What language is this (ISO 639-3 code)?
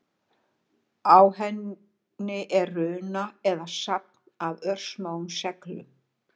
isl